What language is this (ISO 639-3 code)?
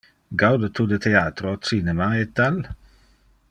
ina